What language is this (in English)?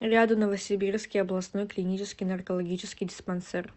Russian